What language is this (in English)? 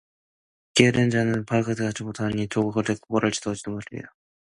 Korean